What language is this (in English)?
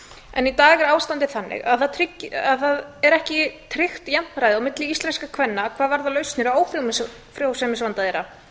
Icelandic